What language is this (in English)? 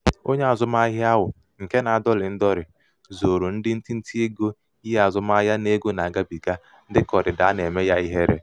Igbo